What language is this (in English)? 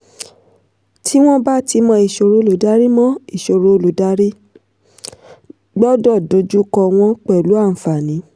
Yoruba